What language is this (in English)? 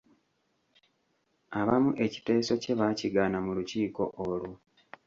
Ganda